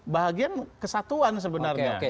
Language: Indonesian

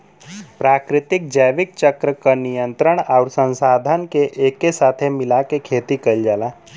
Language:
Bhojpuri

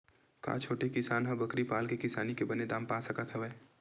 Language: Chhattisgarhi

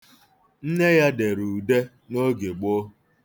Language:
Igbo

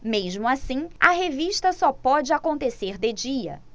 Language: Portuguese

